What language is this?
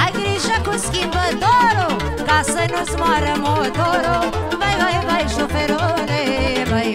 Romanian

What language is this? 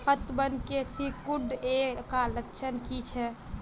Magahi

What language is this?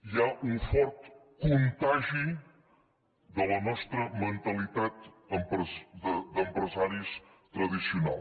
Catalan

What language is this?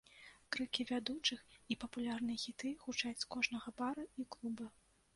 Belarusian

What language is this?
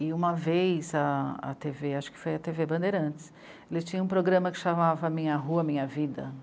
Portuguese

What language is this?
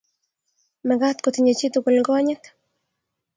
Kalenjin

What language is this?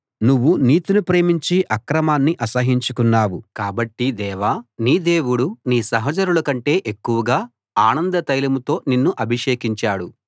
Telugu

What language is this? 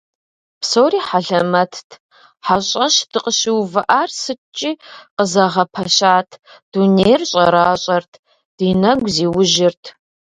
Kabardian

